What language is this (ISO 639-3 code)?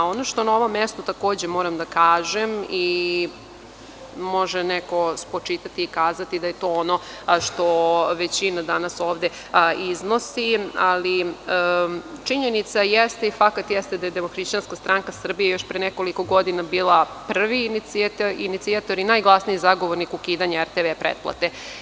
srp